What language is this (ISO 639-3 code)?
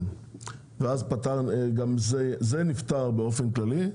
heb